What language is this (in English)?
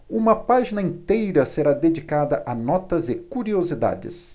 Portuguese